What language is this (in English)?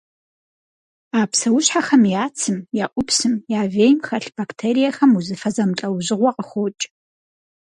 Kabardian